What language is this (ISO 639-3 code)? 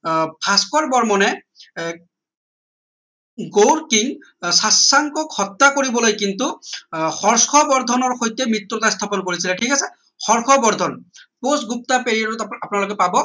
asm